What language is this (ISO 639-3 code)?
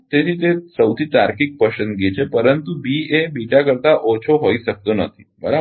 guj